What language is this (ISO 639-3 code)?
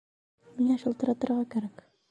bak